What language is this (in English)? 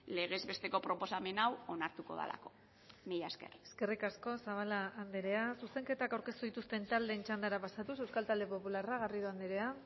Basque